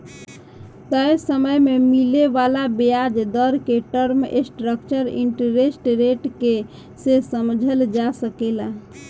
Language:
Bhojpuri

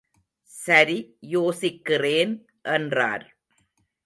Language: Tamil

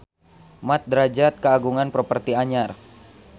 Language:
Sundanese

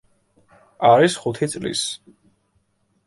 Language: Georgian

